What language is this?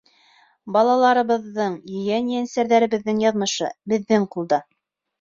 Bashkir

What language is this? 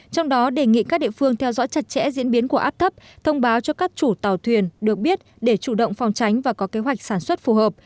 Vietnamese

